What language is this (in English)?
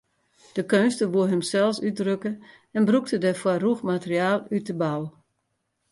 Western Frisian